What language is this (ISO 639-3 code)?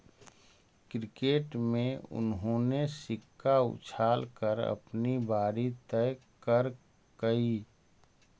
mag